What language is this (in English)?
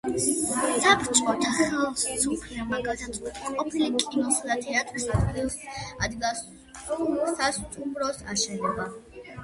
Georgian